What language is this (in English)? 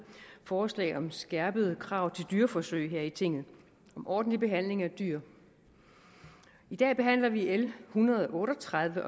Danish